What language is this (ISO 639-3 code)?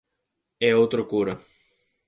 glg